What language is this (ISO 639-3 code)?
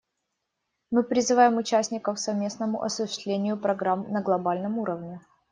rus